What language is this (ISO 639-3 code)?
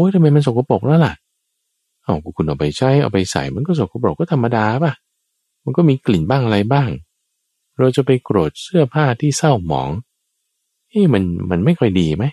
tha